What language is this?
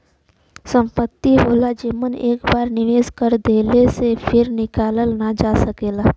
Bhojpuri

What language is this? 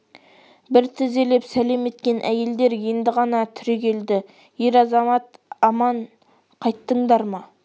Kazakh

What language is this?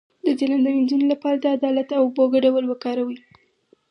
Pashto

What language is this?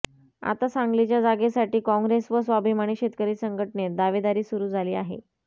Marathi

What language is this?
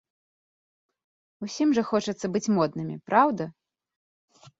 Belarusian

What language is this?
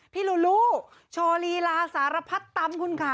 Thai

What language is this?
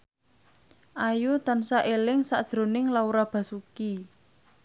Javanese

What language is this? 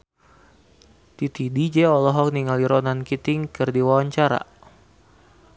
Sundanese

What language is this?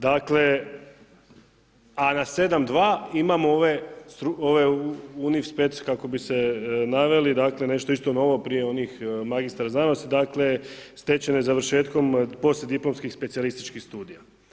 Croatian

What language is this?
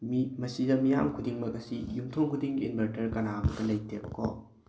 Manipuri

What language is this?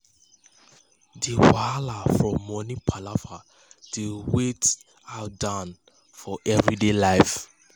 Nigerian Pidgin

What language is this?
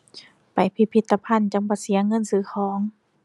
Thai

